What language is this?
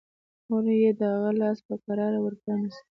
Pashto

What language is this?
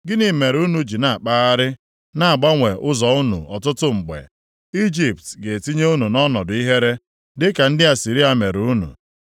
Igbo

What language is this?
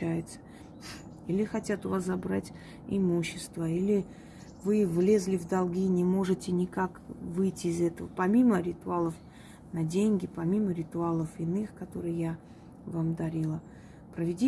Russian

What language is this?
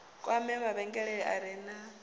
Venda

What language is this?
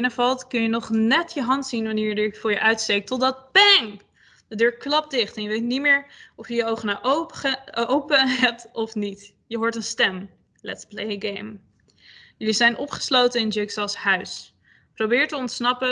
Dutch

